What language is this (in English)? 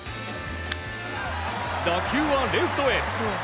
Japanese